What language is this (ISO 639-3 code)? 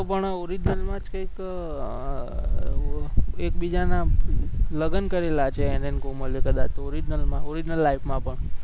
guj